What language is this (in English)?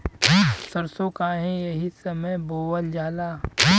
Bhojpuri